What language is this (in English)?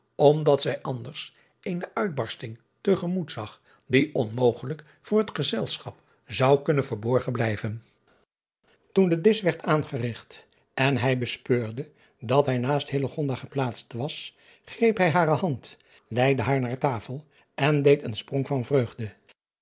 Dutch